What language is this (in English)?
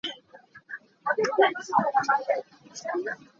Hakha Chin